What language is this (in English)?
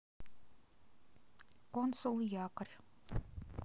Russian